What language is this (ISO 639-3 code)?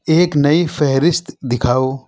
urd